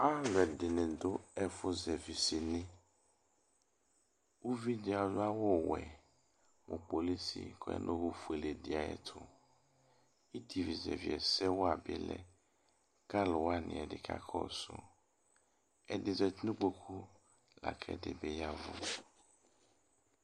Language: Ikposo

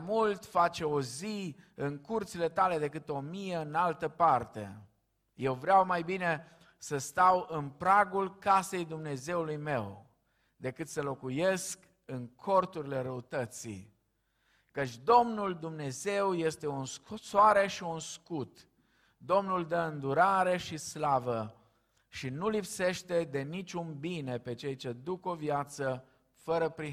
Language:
Romanian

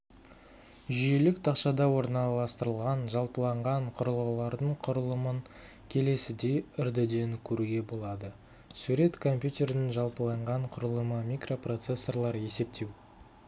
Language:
Kazakh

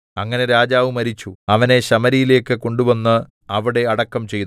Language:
Malayalam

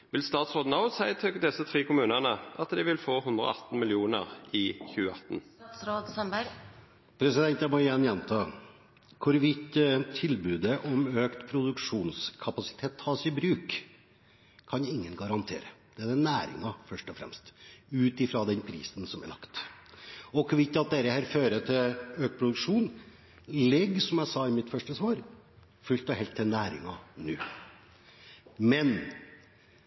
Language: Norwegian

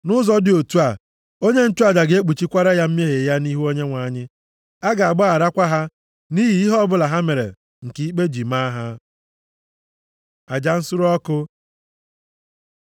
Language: Igbo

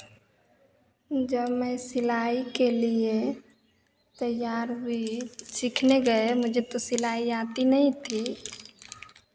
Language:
Hindi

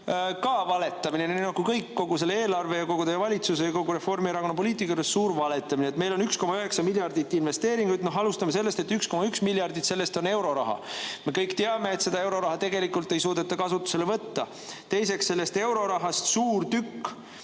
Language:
Estonian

